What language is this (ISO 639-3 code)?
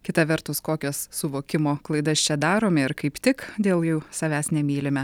lit